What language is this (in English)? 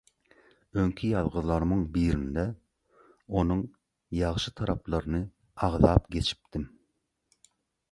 Turkmen